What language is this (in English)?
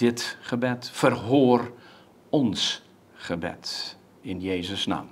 Dutch